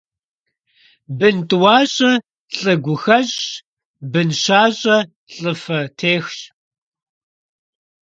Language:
Kabardian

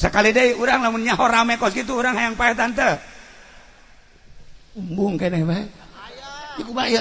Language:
Indonesian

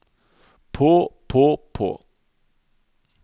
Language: Norwegian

